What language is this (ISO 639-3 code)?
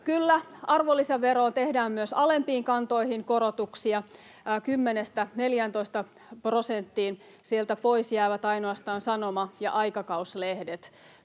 fin